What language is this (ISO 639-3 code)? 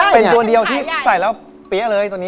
tha